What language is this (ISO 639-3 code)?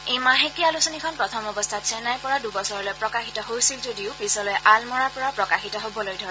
asm